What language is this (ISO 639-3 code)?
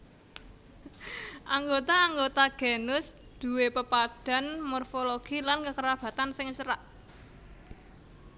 jav